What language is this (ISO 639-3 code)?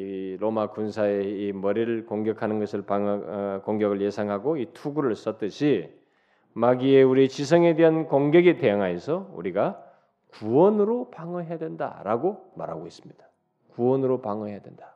kor